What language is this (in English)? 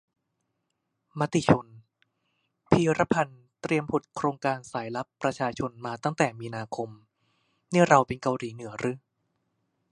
Thai